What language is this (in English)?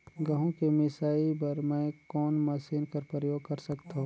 Chhattisgarhi